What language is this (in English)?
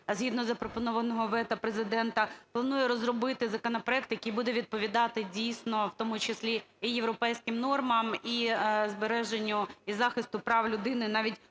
Ukrainian